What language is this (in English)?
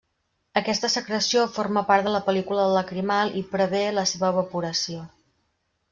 Catalan